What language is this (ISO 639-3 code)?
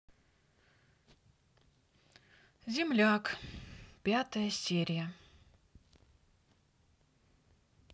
rus